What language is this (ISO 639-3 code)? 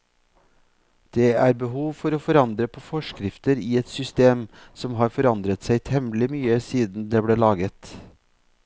nor